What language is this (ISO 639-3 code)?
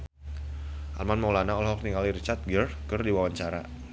sun